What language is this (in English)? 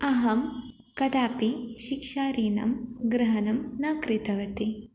Sanskrit